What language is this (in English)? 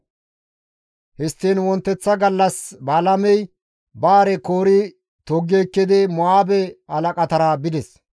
Gamo